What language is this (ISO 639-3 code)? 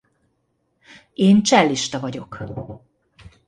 hun